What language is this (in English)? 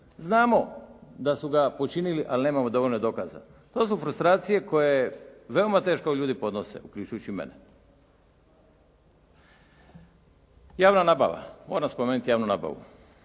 Croatian